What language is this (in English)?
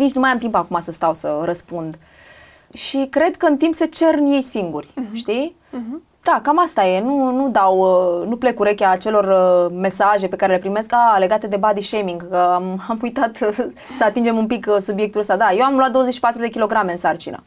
Romanian